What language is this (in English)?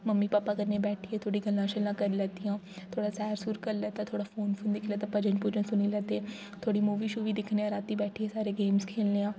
Dogri